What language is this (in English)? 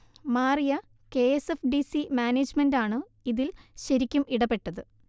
Malayalam